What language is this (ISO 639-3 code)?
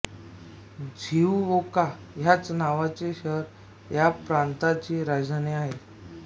mar